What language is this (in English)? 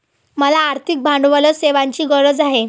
Marathi